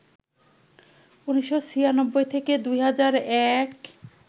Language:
Bangla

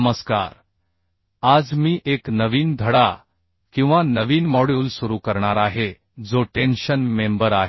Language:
Marathi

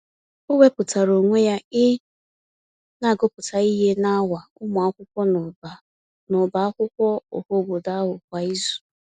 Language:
Igbo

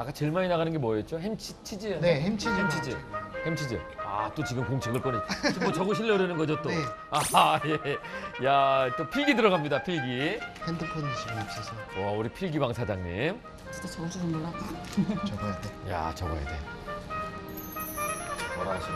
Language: Korean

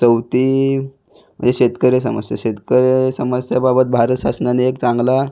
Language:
Marathi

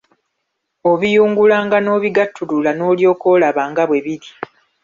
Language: Ganda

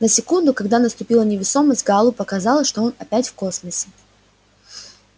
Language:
Russian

